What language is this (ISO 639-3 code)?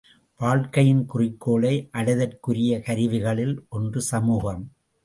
tam